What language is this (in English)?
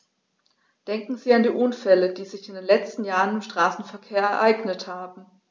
German